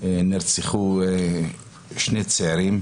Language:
Hebrew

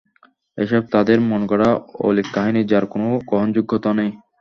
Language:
Bangla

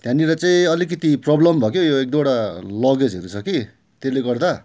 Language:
Nepali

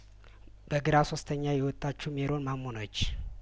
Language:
Amharic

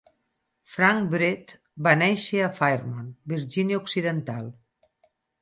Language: Catalan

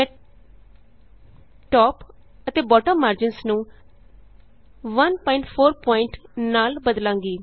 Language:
Punjabi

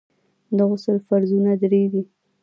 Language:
Pashto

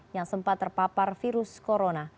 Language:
Indonesian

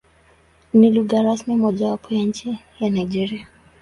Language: Swahili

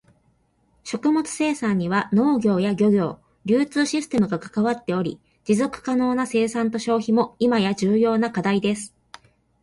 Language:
Japanese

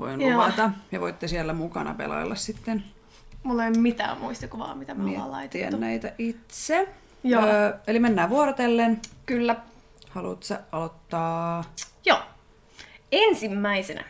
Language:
Finnish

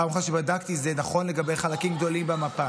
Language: Hebrew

